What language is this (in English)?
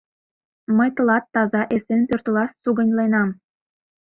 Mari